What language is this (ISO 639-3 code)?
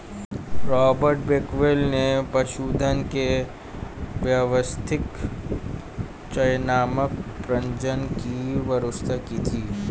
hin